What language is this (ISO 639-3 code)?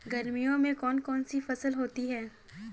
hin